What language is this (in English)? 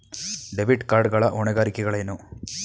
Kannada